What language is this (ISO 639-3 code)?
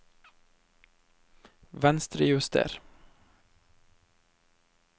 nor